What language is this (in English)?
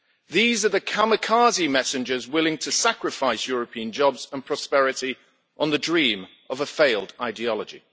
English